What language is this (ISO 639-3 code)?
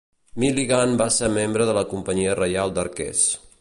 cat